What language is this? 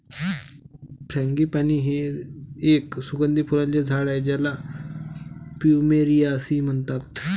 Marathi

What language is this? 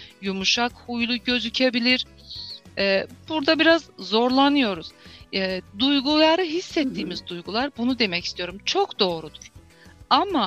Turkish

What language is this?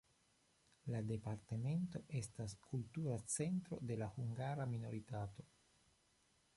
Esperanto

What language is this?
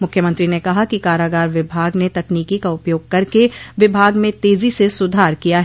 Hindi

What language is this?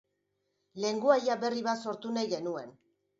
Basque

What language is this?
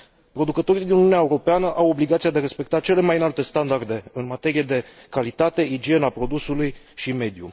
Romanian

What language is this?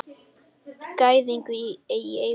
Icelandic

